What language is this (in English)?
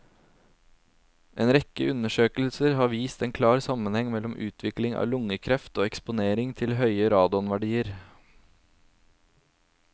Norwegian